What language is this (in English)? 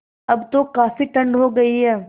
Hindi